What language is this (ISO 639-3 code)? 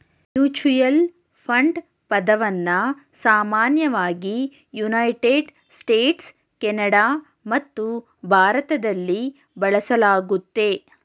kan